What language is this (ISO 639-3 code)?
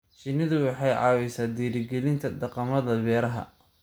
som